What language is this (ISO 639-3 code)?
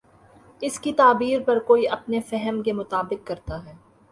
urd